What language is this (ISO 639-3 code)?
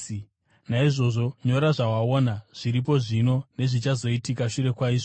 sna